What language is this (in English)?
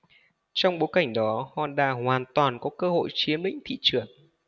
Vietnamese